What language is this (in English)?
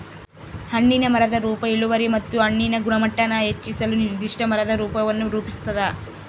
Kannada